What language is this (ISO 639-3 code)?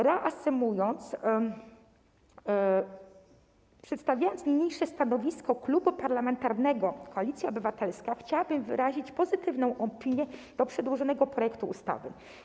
pol